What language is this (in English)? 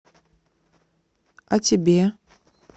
Russian